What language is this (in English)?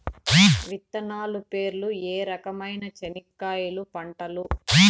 Telugu